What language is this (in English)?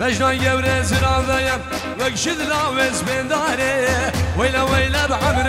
Turkish